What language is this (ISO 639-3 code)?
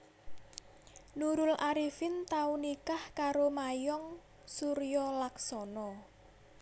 jav